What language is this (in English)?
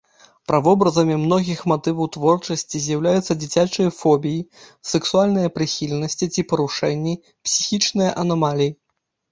Belarusian